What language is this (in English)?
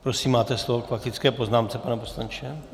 Czech